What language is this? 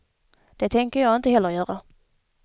Swedish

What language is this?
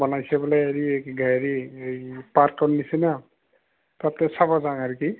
Assamese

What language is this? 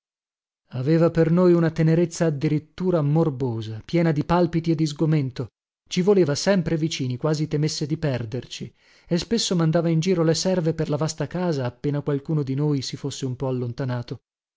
Italian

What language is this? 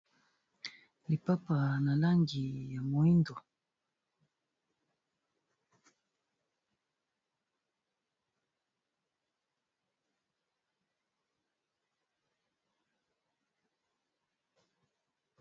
Lingala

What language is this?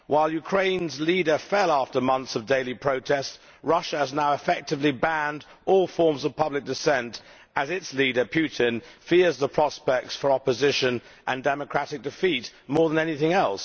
English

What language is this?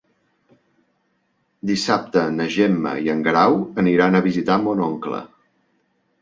Catalan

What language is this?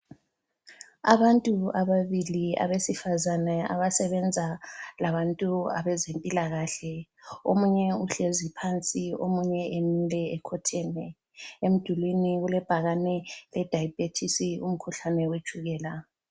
North Ndebele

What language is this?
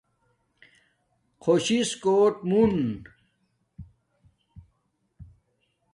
Domaaki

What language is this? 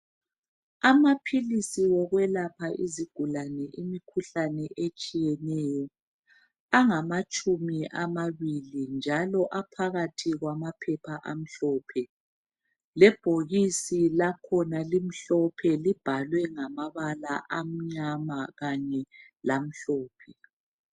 North Ndebele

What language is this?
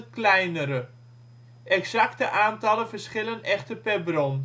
Dutch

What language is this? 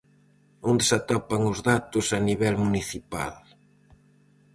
Galician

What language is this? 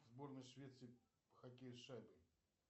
Russian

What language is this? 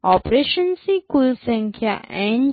Gujarati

